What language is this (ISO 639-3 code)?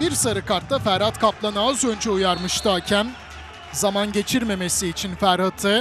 tur